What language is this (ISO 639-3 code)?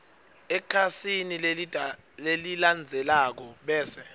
ssw